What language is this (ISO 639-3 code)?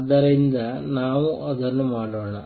kan